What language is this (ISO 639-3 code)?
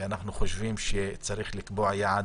heb